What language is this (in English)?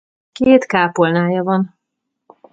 Hungarian